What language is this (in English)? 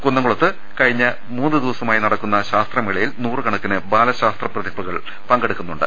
Malayalam